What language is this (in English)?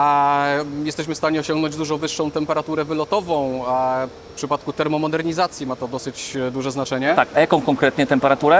Polish